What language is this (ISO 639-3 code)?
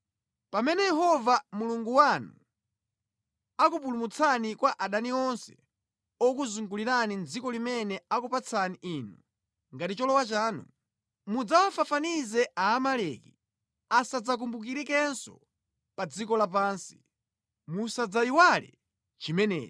nya